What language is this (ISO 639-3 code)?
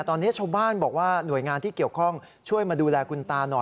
tha